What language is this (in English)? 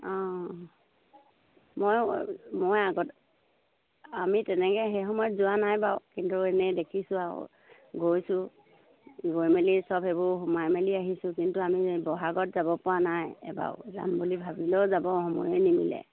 Assamese